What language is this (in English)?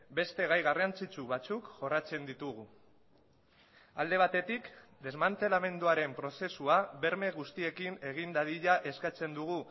Basque